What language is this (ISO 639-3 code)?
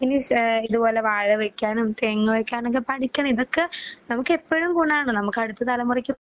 mal